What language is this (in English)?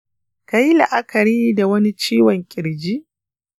Hausa